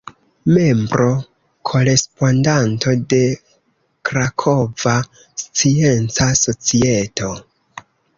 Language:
Esperanto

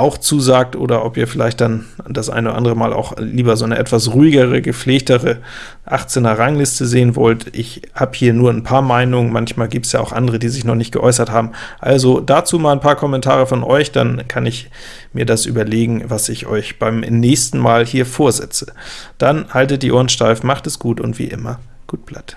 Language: German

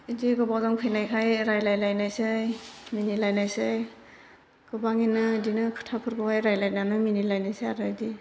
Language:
Bodo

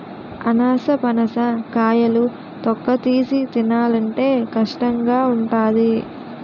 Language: Telugu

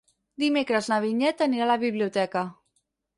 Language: Catalan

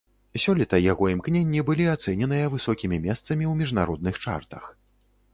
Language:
Belarusian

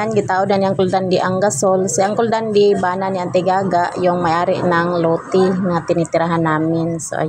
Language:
Filipino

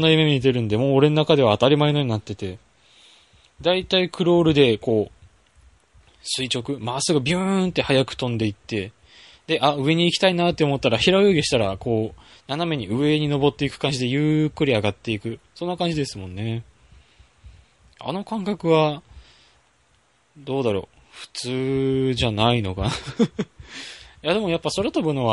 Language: Japanese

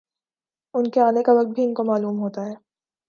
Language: Urdu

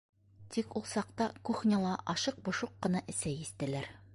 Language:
Bashkir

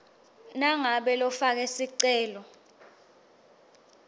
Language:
Swati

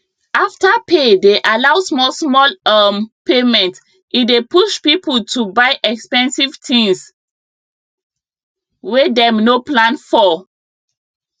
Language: Nigerian Pidgin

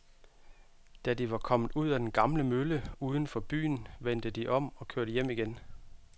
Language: Danish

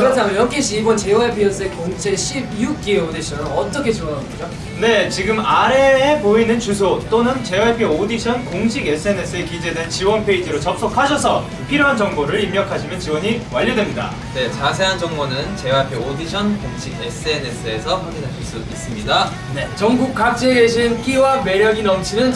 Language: Korean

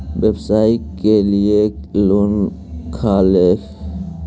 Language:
Magahi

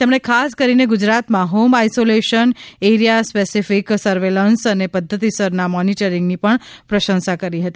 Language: Gujarati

